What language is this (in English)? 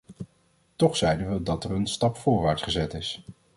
Dutch